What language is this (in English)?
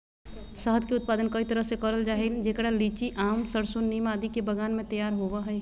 Magahi